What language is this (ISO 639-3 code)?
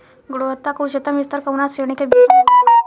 bho